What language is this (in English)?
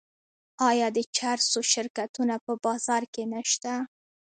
Pashto